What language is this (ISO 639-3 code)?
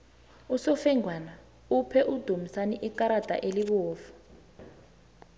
nbl